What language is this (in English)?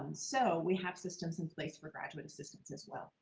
English